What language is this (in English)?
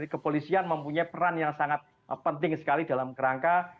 Indonesian